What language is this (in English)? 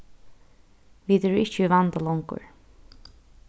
Faroese